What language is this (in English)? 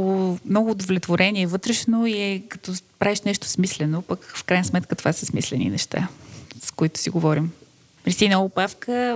Bulgarian